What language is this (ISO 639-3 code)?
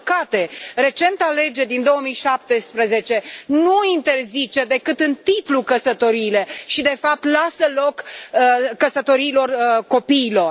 ron